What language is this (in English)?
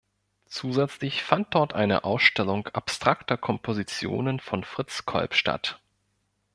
German